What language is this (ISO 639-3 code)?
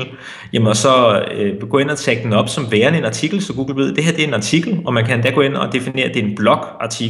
dan